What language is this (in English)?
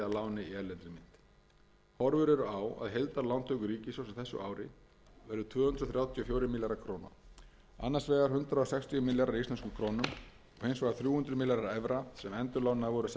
Icelandic